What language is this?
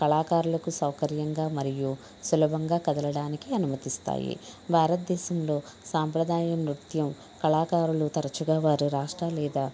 Telugu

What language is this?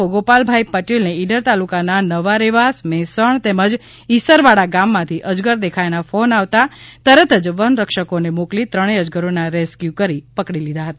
Gujarati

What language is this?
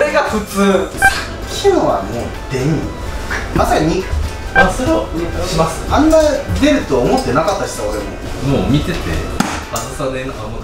Japanese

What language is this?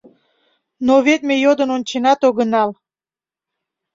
Mari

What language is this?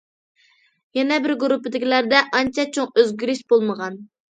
Uyghur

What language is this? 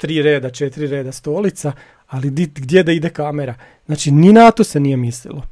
Croatian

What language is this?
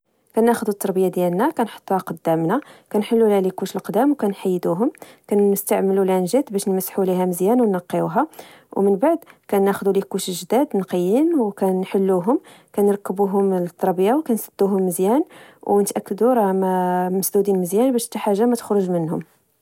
Moroccan Arabic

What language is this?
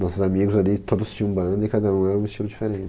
Portuguese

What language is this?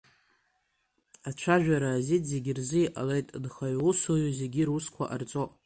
Abkhazian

